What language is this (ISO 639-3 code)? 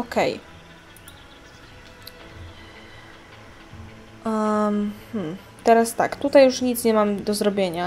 pol